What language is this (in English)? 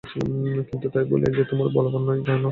Bangla